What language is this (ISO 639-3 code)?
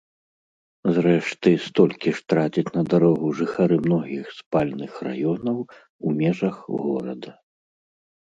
bel